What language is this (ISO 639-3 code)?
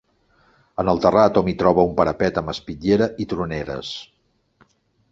cat